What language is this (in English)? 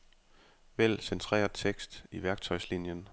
Danish